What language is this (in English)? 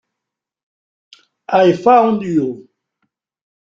Italian